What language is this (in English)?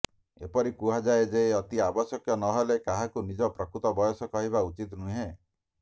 Odia